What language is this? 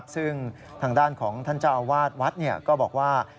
Thai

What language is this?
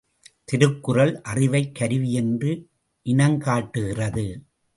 Tamil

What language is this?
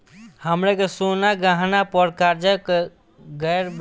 Bhojpuri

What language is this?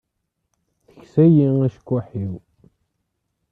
Kabyle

